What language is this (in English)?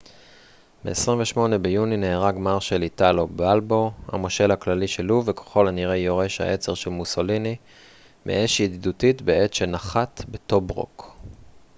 Hebrew